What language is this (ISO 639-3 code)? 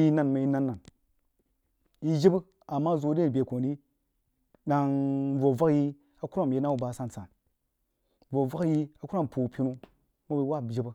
juo